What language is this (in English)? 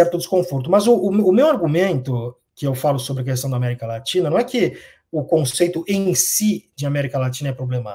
Portuguese